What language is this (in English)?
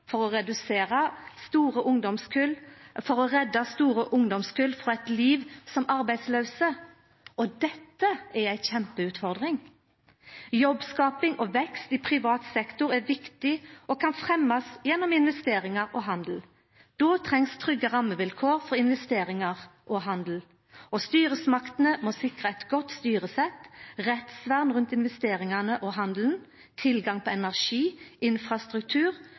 Norwegian Nynorsk